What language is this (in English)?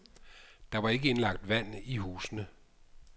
Danish